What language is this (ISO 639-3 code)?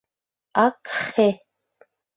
chm